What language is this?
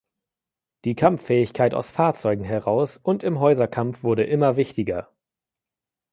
German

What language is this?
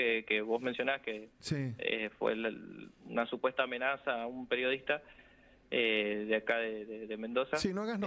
Spanish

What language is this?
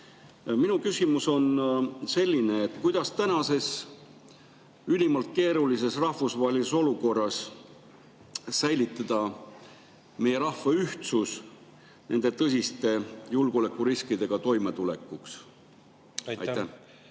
Estonian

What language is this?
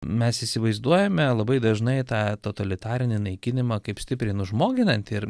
Lithuanian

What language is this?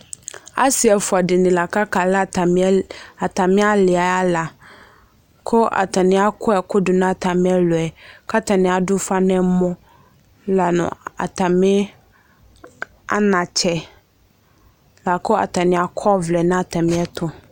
Ikposo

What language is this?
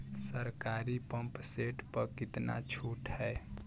Bhojpuri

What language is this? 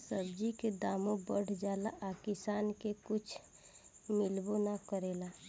Bhojpuri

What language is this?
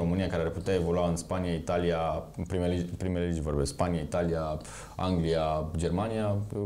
Romanian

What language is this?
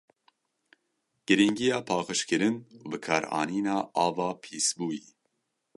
Kurdish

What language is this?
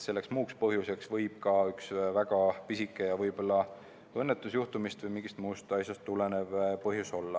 Estonian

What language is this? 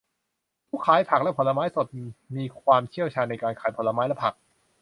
Thai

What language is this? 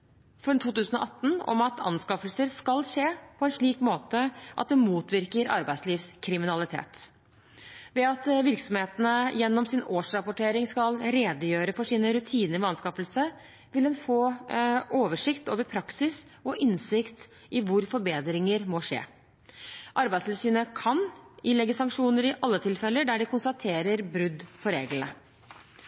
Norwegian Bokmål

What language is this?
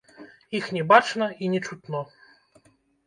Belarusian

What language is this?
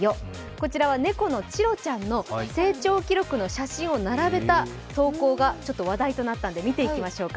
Japanese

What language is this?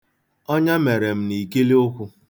Igbo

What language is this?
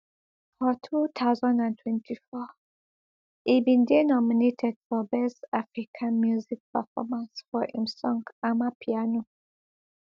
Nigerian Pidgin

